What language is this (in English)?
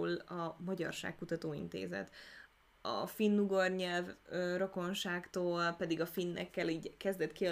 Hungarian